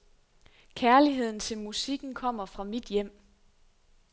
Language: Danish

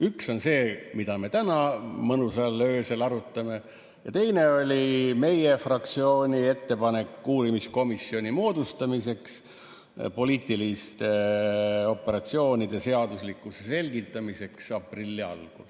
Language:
Estonian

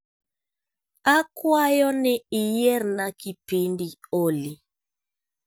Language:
Luo (Kenya and Tanzania)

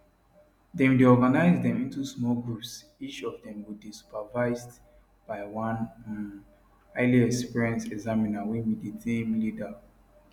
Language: Nigerian Pidgin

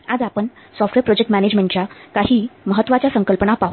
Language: Marathi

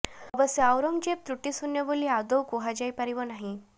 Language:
Odia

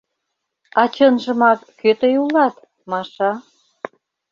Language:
Mari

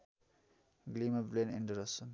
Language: Nepali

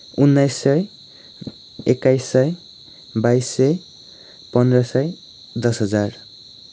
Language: Nepali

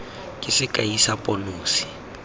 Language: Tswana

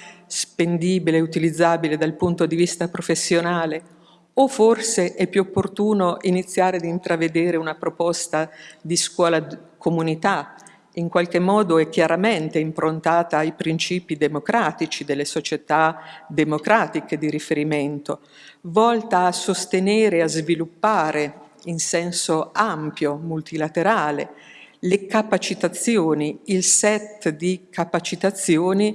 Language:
Italian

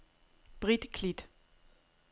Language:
Danish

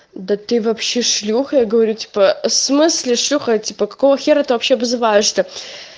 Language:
Russian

